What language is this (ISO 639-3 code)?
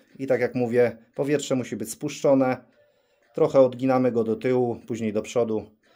pol